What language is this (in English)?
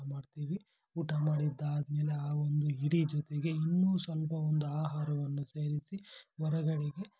Kannada